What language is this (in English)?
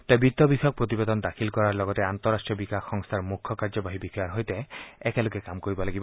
Assamese